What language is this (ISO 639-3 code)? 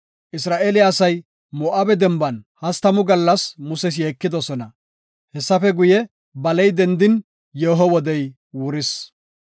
gof